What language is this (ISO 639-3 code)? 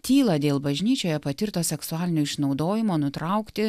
lit